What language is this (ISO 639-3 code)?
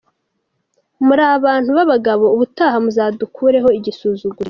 kin